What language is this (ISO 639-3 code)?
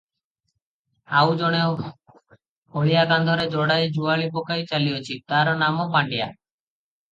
ori